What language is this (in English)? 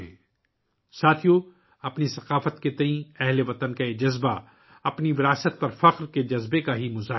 Urdu